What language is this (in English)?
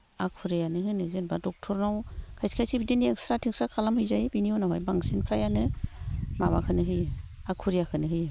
Bodo